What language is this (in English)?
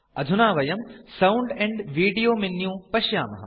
Sanskrit